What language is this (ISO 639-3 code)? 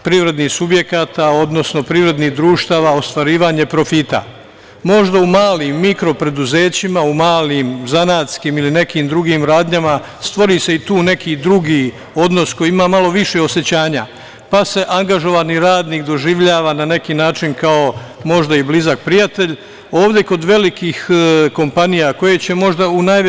srp